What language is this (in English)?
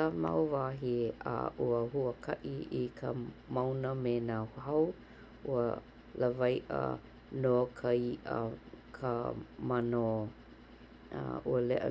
Hawaiian